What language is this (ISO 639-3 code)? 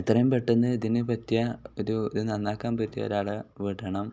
mal